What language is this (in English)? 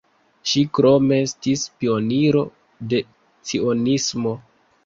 Esperanto